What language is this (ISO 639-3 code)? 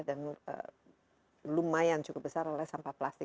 ind